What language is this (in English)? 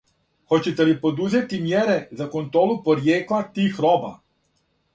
Serbian